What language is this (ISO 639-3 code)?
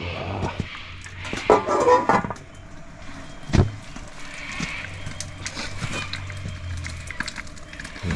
vie